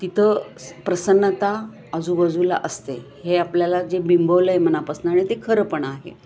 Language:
Marathi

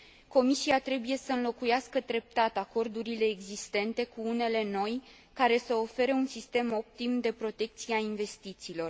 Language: Romanian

